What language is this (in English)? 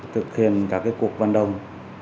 Vietnamese